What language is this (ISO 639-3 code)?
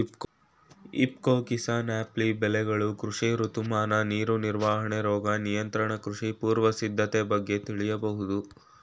kan